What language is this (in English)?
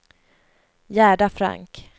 Swedish